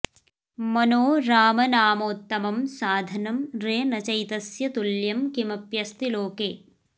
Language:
Sanskrit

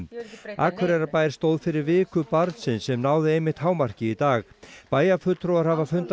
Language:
Icelandic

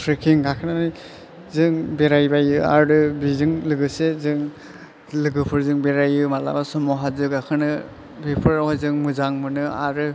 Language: Bodo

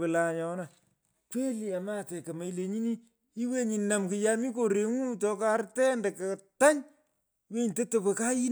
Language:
Pökoot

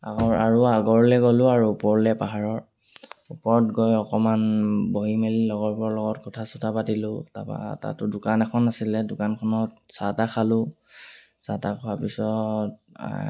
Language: Assamese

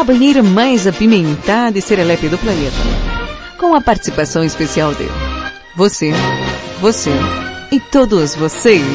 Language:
Portuguese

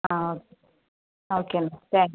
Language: Malayalam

